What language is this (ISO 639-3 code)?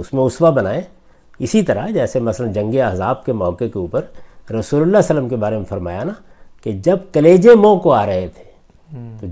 urd